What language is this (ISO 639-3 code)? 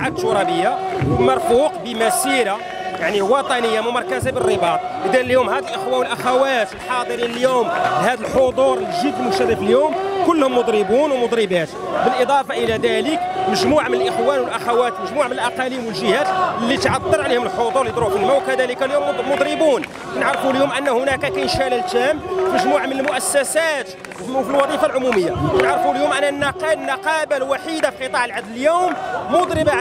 ara